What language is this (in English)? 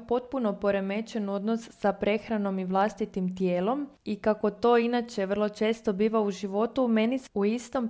Croatian